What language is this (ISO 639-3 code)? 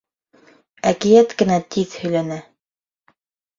bak